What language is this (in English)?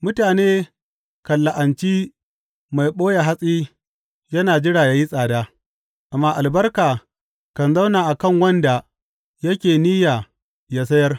Hausa